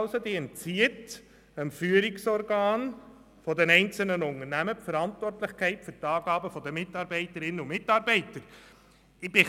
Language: Swiss German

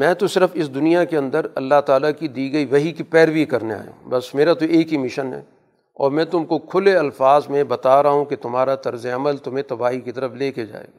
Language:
Urdu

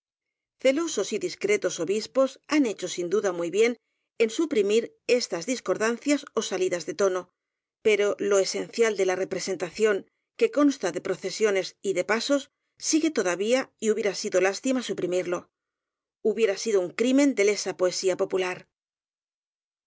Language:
Spanish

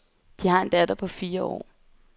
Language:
Danish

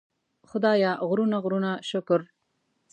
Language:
Pashto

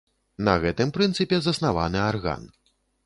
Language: Belarusian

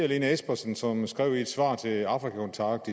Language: Danish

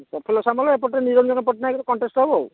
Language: Odia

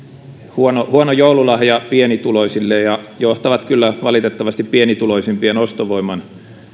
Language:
Finnish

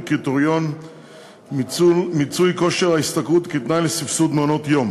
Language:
Hebrew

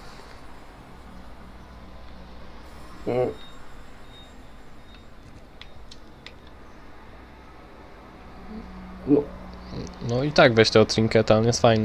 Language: Polish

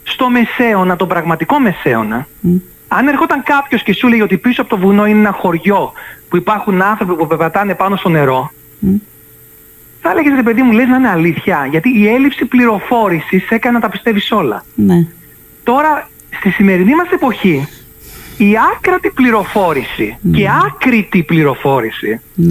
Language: Greek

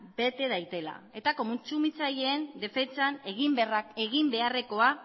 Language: Basque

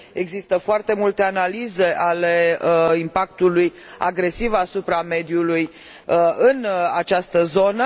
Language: Romanian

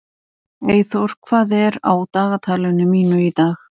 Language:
Icelandic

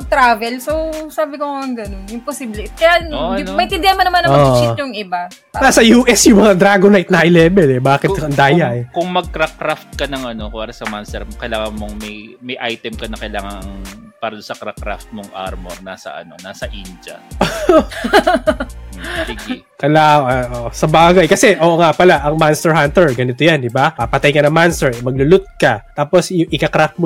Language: Filipino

